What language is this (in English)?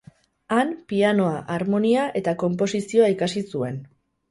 Basque